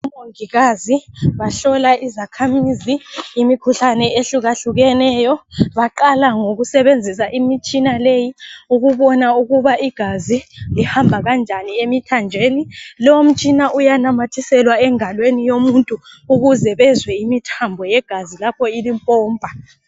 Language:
North Ndebele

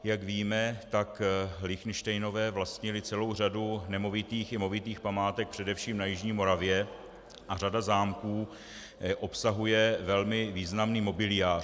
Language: Czech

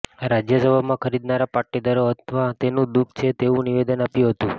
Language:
Gujarati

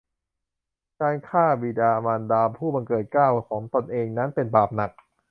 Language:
Thai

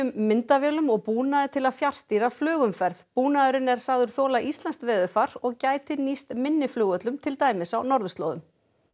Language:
Icelandic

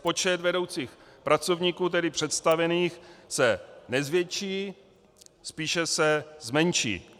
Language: Czech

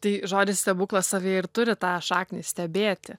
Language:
Lithuanian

